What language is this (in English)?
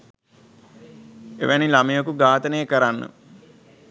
Sinhala